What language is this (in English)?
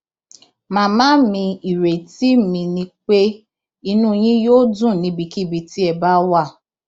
Yoruba